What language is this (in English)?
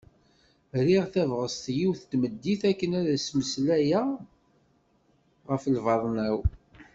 Kabyle